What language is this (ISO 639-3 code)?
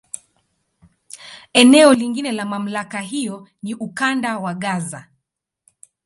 swa